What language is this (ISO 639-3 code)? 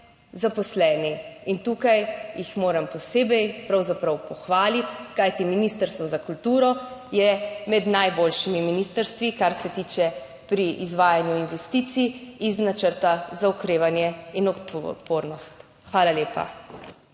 slv